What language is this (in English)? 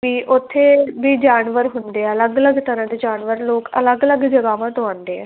Punjabi